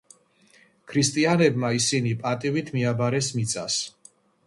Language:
Georgian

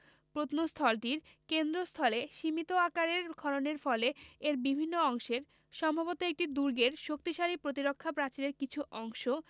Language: Bangla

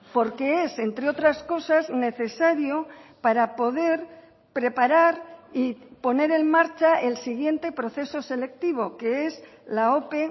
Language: Spanish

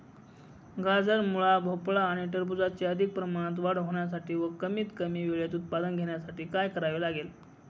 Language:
Marathi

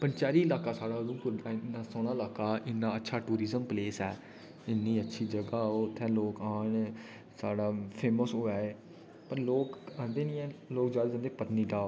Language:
Dogri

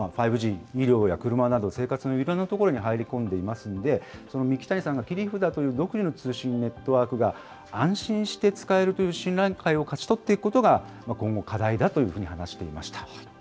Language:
Japanese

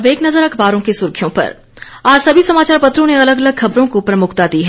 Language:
Hindi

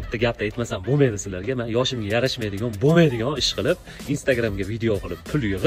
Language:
Turkish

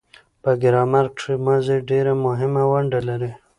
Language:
Pashto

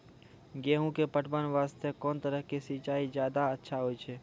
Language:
Maithili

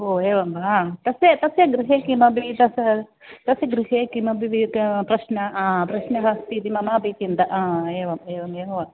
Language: Sanskrit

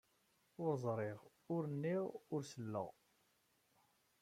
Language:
Kabyle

